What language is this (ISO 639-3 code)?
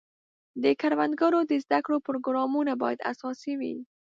pus